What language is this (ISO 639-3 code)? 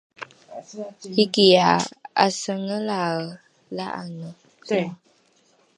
dru